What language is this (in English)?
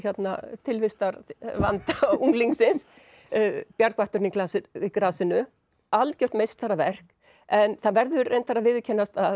Icelandic